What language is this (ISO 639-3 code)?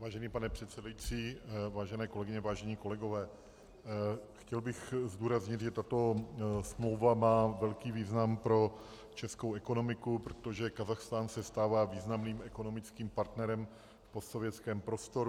ces